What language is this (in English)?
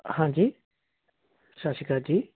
Punjabi